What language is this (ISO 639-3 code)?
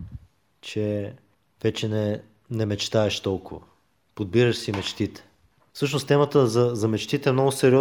bul